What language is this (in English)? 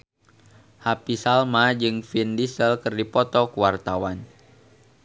Sundanese